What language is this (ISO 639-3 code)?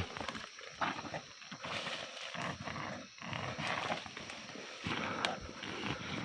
ind